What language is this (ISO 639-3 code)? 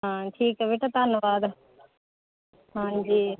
pan